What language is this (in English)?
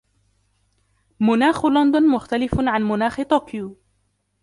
Arabic